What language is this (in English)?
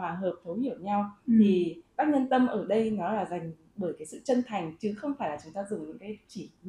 Vietnamese